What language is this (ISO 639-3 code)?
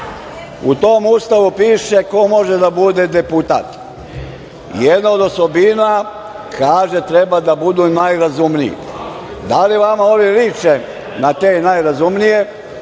srp